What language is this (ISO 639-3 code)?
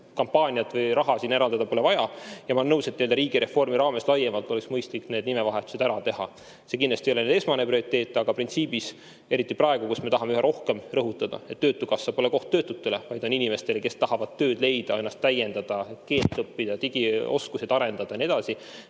est